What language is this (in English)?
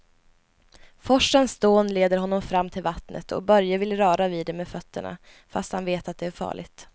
Swedish